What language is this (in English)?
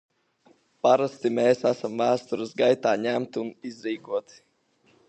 Latvian